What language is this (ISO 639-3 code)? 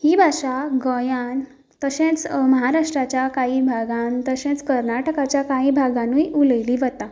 kok